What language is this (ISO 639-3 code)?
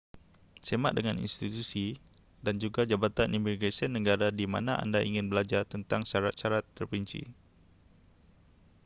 msa